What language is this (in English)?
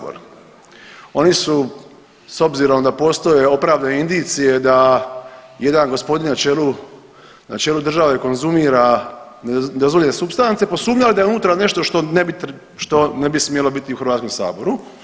Croatian